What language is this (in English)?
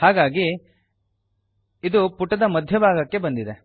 Kannada